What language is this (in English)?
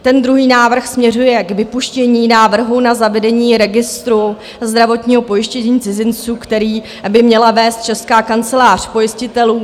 Czech